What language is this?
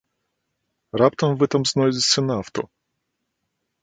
Belarusian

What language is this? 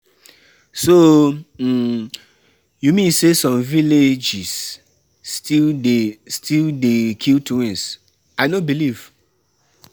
Nigerian Pidgin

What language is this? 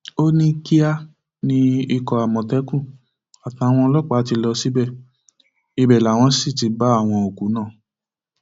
Yoruba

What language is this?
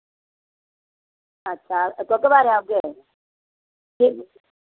Dogri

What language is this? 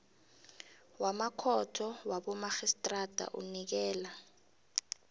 South Ndebele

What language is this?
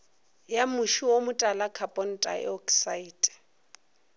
Northern Sotho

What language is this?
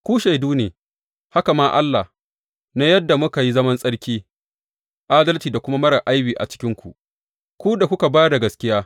Hausa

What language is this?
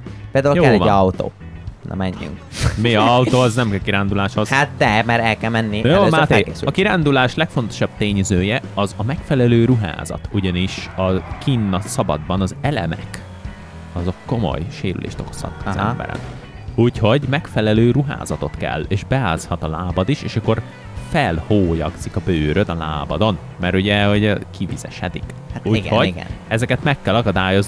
Hungarian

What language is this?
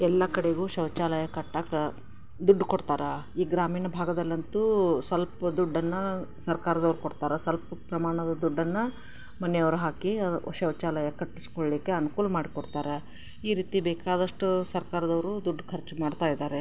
Kannada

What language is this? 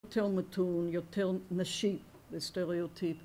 Hebrew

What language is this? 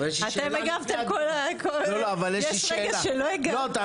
Hebrew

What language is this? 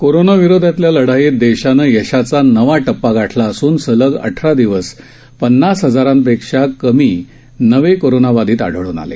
Marathi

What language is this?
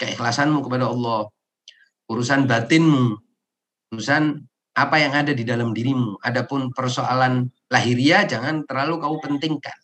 Indonesian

